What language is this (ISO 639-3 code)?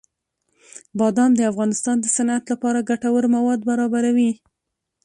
pus